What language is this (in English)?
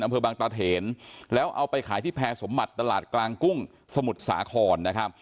Thai